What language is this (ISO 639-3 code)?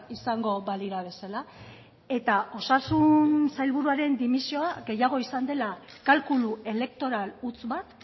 eus